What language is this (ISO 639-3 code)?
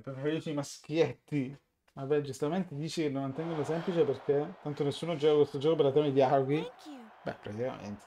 ita